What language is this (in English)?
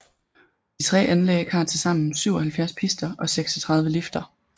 Danish